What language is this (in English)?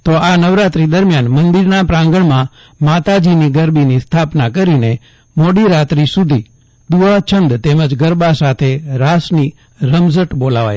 Gujarati